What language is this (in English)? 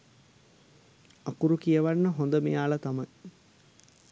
Sinhala